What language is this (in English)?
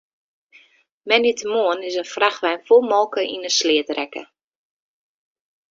Western Frisian